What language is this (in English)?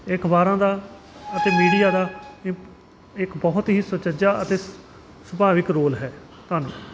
Punjabi